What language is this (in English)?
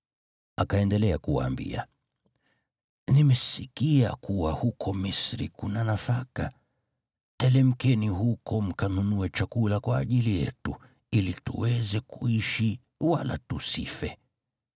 Swahili